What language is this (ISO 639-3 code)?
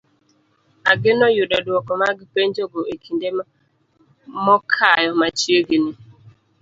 luo